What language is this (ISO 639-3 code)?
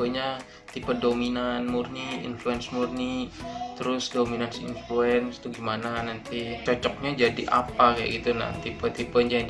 ind